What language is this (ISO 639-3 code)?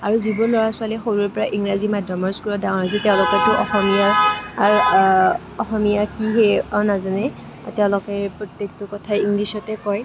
asm